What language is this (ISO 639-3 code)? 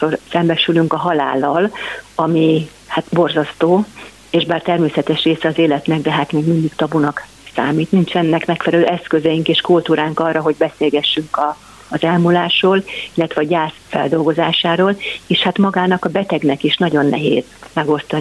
hun